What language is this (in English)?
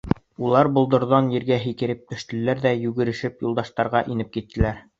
Bashkir